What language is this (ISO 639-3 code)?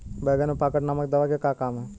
bho